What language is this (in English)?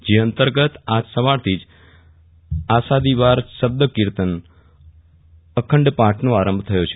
Gujarati